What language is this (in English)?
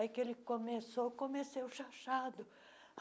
Portuguese